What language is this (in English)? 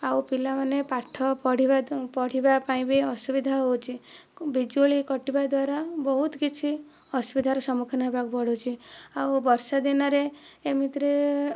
Odia